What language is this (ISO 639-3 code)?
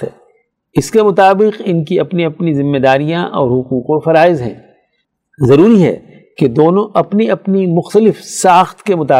urd